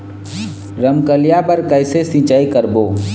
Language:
Chhattisgarhi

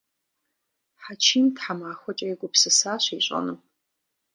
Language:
Kabardian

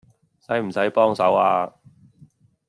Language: Cantonese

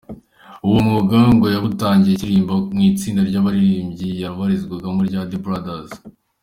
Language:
Kinyarwanda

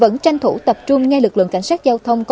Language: Vietnamese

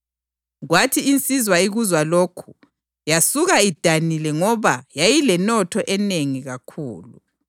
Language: North Ndebele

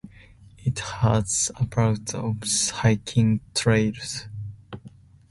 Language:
English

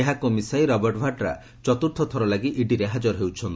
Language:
Odia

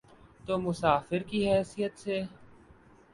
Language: Urdu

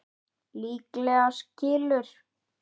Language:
Icelandic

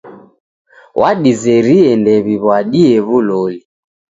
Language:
Taita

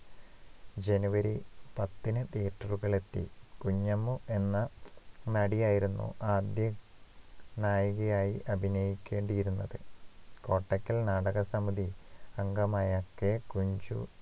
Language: Malayalam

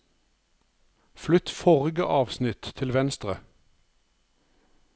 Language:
Norwegian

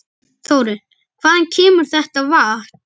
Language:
Icelandic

